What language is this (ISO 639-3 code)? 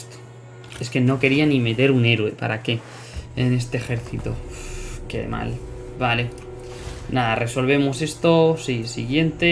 spa